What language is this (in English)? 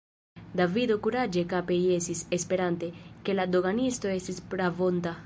Esperanto